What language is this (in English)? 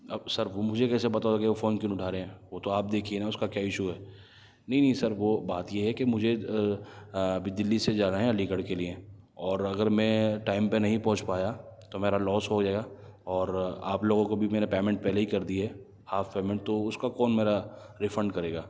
Urdu